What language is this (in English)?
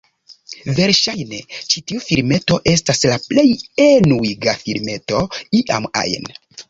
Esperanto